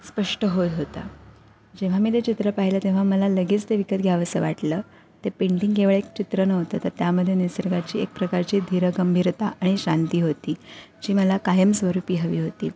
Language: Marathi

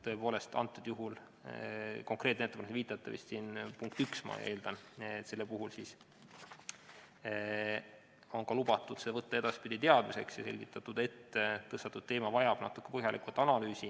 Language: Estonian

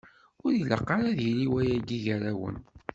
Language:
Kabyle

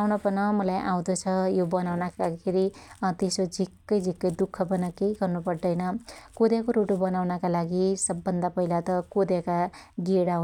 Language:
Dotyali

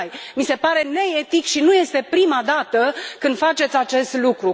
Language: Romanian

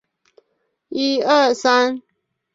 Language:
Chinese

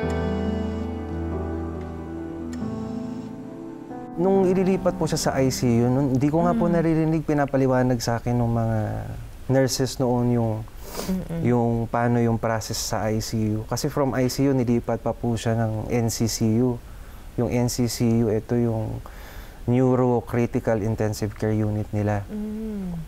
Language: Filipino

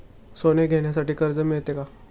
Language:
Marathi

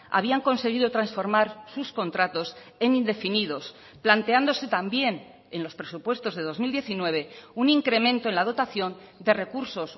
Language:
Spanish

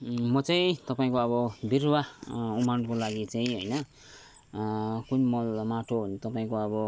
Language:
Nepali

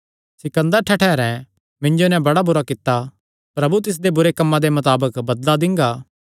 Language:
Kangri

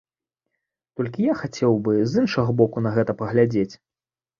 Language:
Belarusian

